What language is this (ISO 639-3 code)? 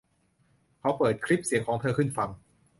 tha